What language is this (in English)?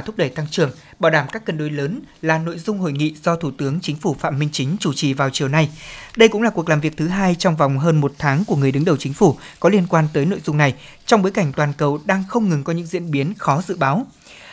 Vietnamese